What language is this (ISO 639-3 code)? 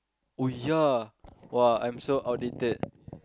eng